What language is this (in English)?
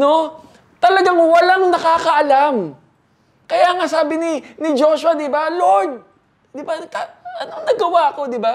Filipino